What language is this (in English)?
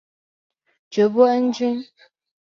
Chinese